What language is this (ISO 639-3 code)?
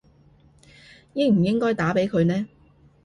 yue